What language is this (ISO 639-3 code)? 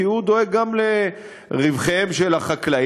heb